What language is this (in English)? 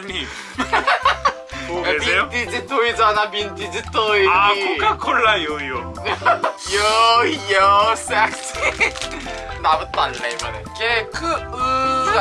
Korean